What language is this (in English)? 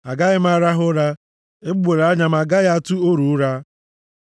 Igbo